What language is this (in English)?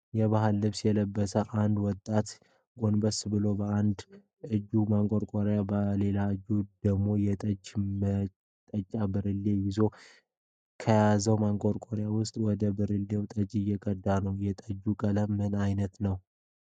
Amharic